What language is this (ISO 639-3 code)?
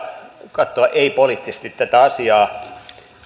fin